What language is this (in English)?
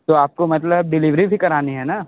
Hindi